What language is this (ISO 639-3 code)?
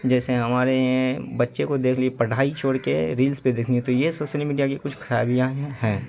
urd